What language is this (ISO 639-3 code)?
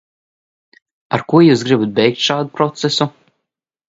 lav